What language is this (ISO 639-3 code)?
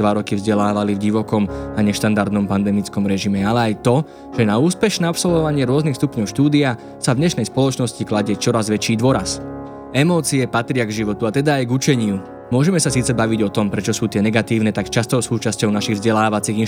slk